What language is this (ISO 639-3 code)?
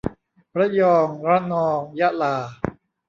tha